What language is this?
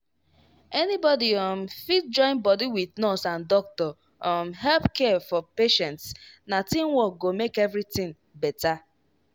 Nigerian Pidgin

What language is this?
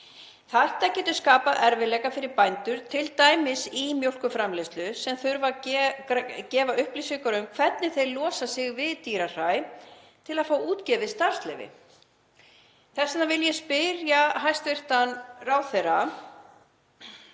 Icelandic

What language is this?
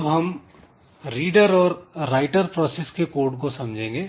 Hindi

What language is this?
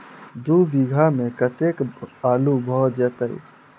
Maithili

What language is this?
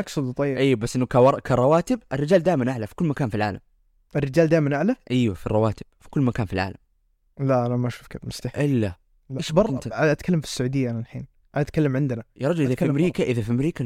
Arabic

